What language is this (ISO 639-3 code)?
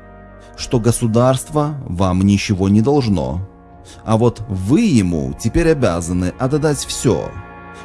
rus